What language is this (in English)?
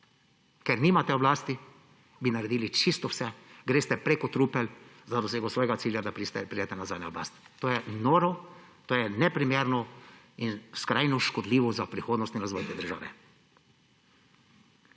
Slovenian